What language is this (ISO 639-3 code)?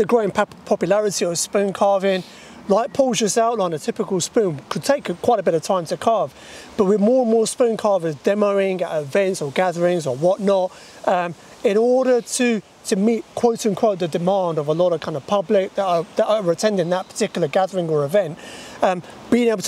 eng